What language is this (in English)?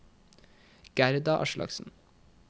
Norwegian